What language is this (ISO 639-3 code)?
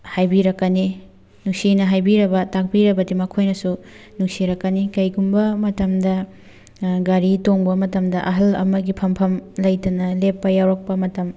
mni